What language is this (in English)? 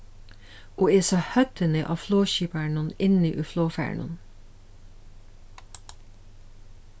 Faroese